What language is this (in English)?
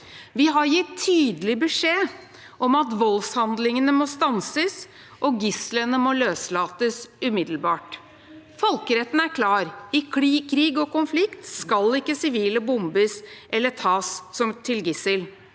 Norwegian